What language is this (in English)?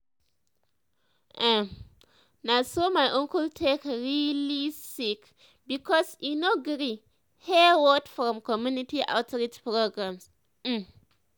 Nigerian Pidgin